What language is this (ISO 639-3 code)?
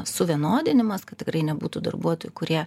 lit